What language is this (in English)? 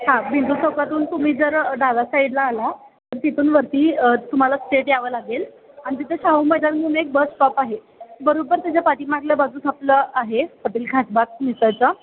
Marathi